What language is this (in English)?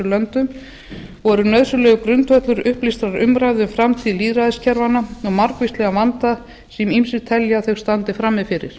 Icelandic